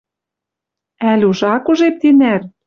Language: Western Mari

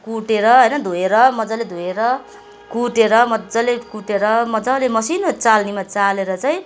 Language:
Nepali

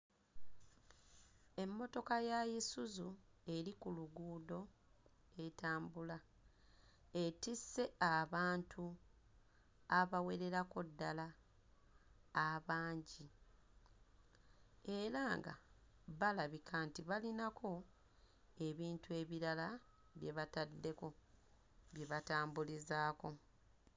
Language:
Ganda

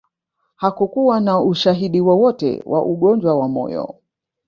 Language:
Swahili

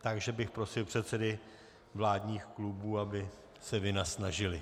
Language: Czech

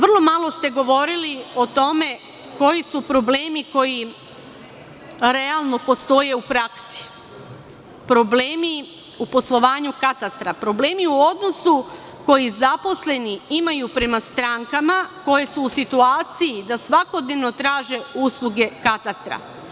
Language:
Serbian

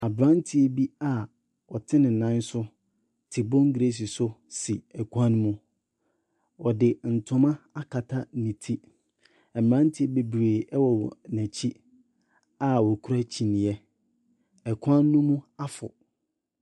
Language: Akan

